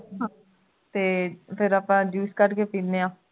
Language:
Punjabi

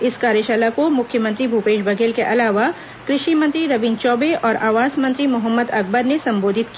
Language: Hindi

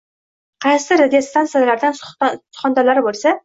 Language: Uzbek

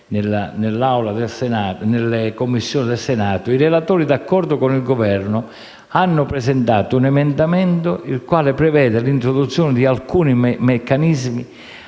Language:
Italian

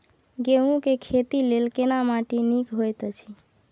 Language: Maithili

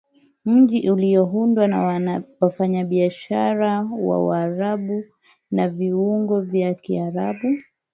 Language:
Swahili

